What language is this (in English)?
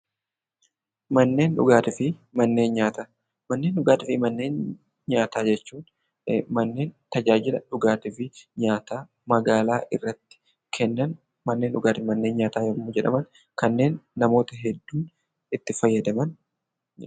Oromo